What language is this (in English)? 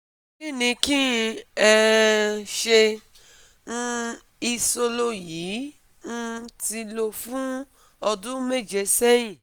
Yoruba